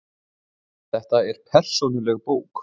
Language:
Icelandic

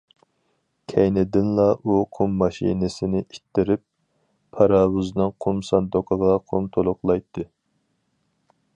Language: Uyghur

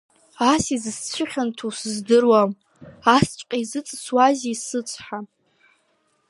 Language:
Abkhazian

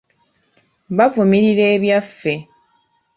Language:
Ganda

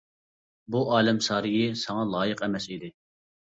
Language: Uyghur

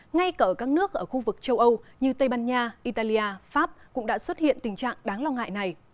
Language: Vietnamese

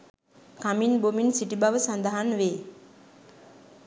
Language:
Sinhala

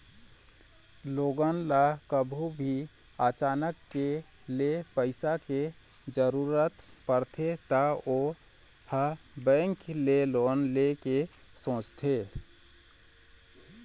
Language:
Chhattisgarhi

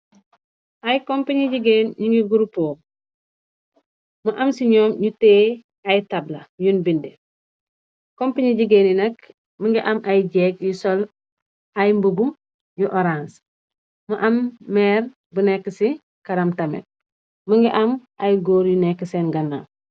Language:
Wolof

